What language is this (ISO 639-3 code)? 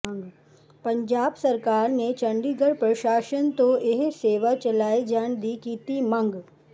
pan